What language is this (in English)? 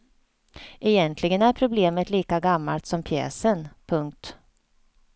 Swedish